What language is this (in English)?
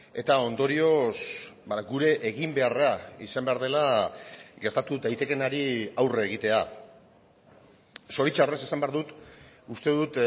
Basque